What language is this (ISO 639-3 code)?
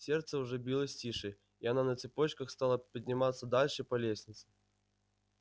rus